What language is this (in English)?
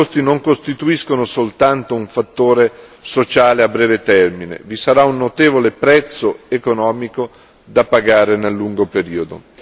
Italian